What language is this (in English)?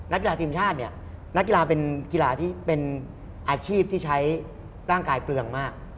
Thai